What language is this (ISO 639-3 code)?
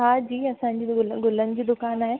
snd